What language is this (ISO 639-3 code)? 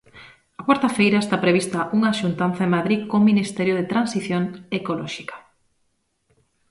glg